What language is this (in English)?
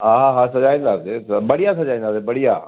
Sindhi